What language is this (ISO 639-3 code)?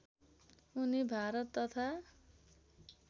nep